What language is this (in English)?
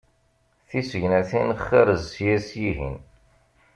Kabyle